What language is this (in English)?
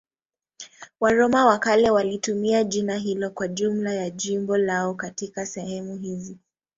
Swahili